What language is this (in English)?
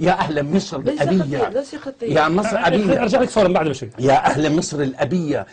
Arabic